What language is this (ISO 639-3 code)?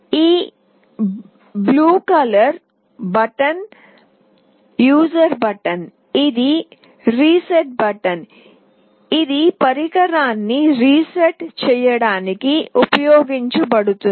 tel